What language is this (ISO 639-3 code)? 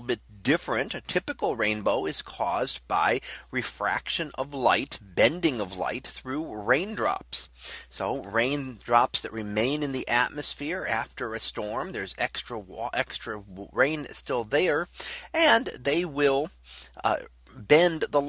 eng